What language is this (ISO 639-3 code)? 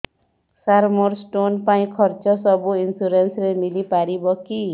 ori